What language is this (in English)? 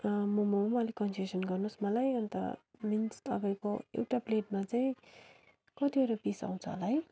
Nepali